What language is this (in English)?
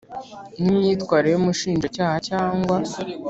Kinyarwanda